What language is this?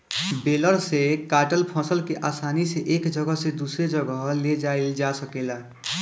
Bhojpuri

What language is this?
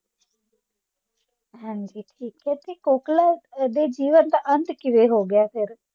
Punjabi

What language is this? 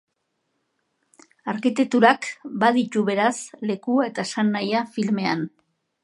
Basque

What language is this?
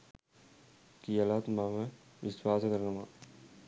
Sinhala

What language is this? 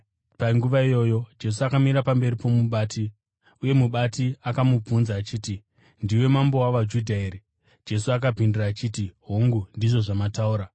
Shona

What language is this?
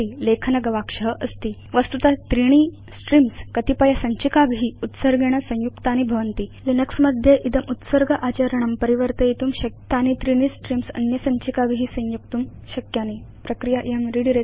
Sanskrit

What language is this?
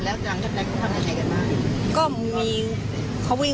Thai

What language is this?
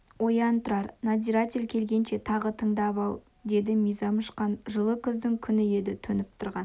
Kazakh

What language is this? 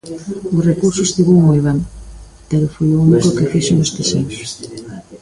Galician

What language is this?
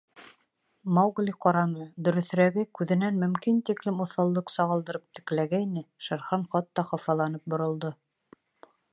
Bashkir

